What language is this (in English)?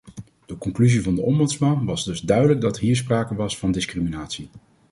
Dutch